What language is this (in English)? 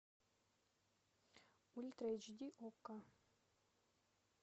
Russian